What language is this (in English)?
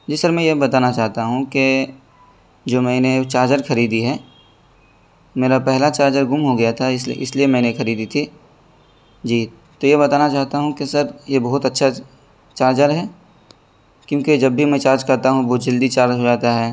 Urdu